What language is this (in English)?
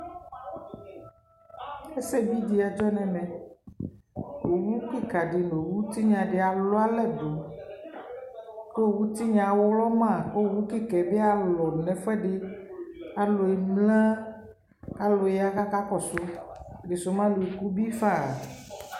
Ikposo